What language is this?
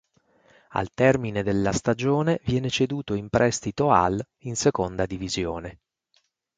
Italian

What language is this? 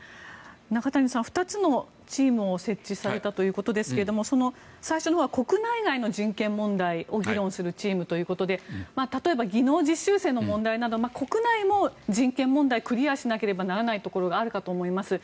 Japanese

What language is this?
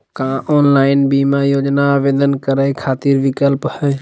Magahi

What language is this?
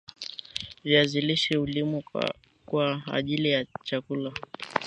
Swahili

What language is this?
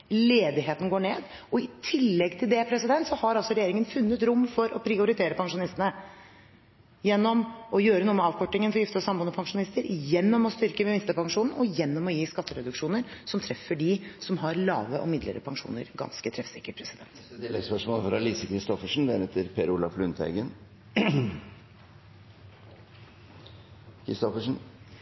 Norwegian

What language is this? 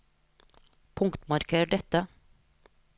Norwegian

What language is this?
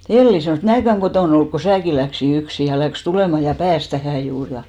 Finnish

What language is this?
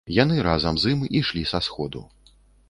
Belarusian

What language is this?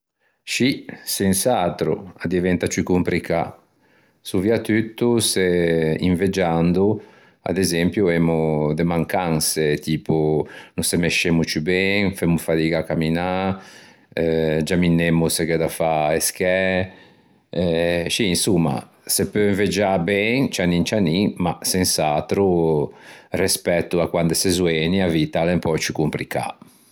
Ligurian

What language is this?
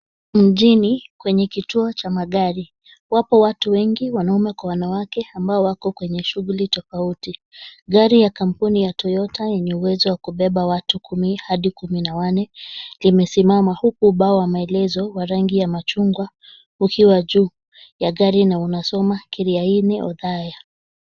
Swahili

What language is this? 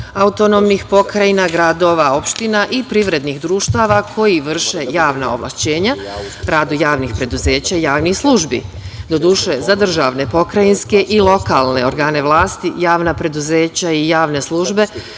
Serbian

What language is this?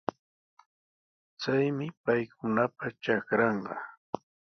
Sihuas Ancash Quechua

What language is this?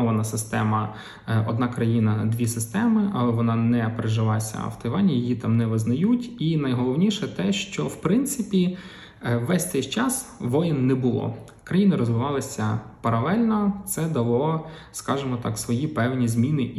Ukrainian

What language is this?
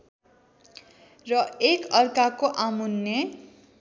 Nepali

